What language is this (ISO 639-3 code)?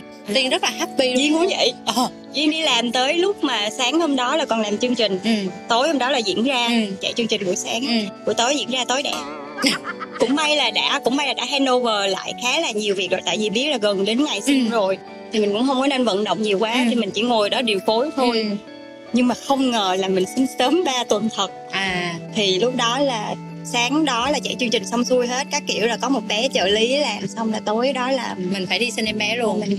vie